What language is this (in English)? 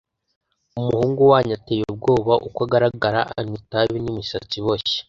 Kinyarwanda